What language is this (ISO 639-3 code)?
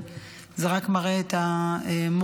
heb